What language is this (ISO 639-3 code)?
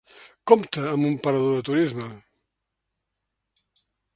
cat